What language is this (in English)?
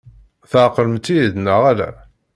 Kabyle